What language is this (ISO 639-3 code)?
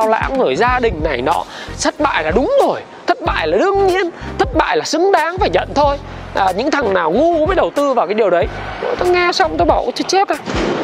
vie